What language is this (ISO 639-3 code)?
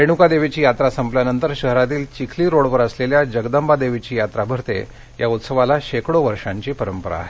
mar